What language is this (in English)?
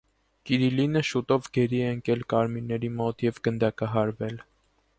Armenian